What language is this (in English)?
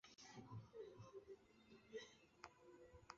Chinese